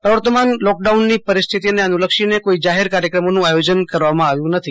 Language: Gujarati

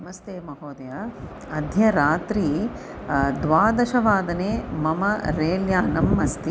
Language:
Sanskrit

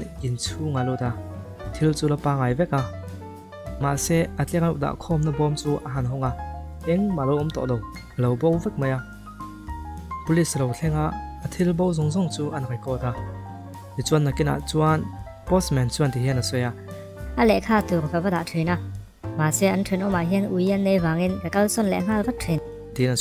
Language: Thai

